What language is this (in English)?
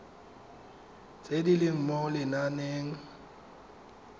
Tswana